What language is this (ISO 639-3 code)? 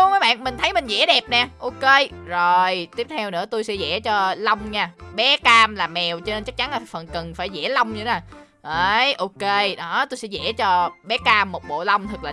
vie